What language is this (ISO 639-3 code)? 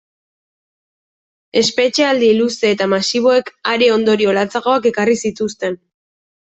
eus